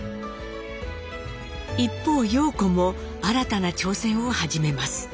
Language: Japanese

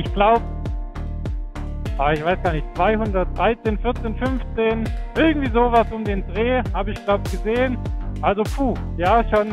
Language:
German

